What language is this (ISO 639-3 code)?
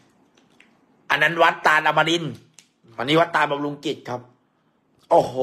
tha